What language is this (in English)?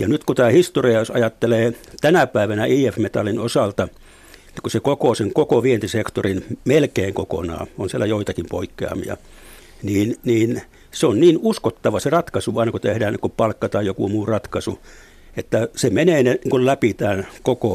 Finnish